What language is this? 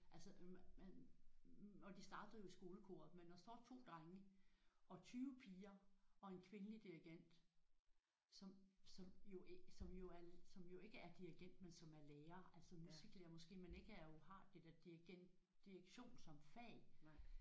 Danish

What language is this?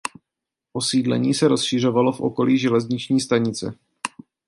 Czech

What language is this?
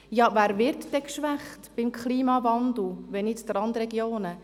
Swiss German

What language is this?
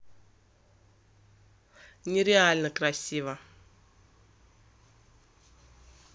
Russian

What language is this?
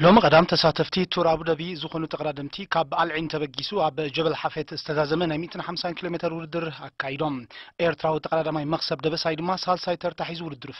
Arabic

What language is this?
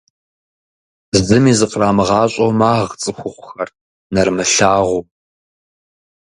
Kabardian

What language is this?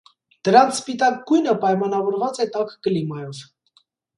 Armenian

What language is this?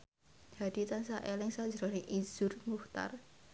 Javanese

